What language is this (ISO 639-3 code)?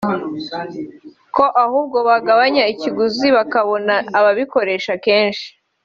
kin